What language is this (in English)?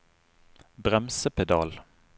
Norwegian